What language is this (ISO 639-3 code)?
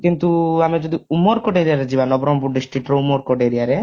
ori